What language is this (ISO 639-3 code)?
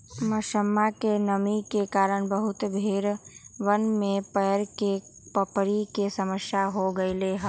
mag